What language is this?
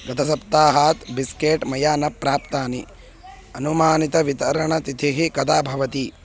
Sanskrit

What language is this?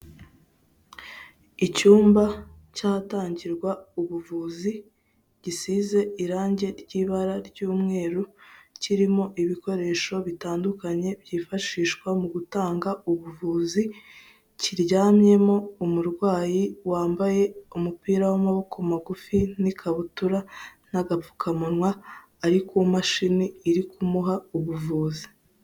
Kinyarwanda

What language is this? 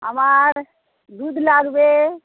Bangla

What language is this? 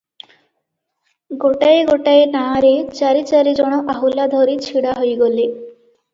Odia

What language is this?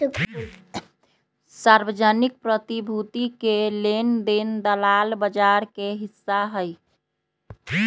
Magahi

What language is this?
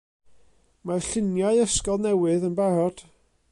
Welsh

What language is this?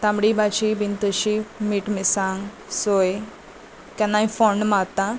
Konkani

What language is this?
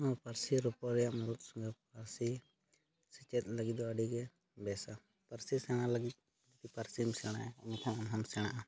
Santali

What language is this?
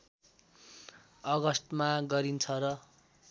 Nepali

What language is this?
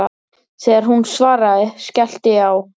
Icelandic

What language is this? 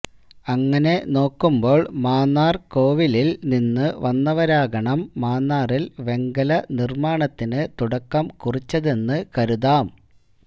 Malayalam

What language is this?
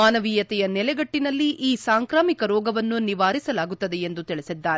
Kannada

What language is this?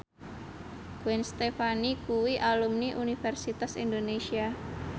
Javanese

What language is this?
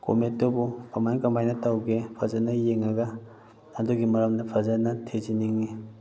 Manipuri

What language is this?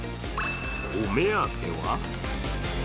Japanese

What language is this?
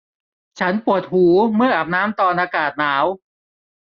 Thai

